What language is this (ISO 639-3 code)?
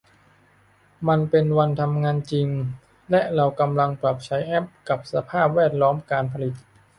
tha